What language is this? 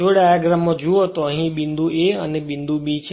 Gujarati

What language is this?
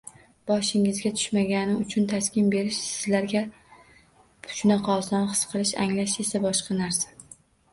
Uzbek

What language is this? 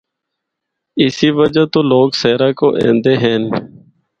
Northern Hindko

